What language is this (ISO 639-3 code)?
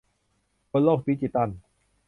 tha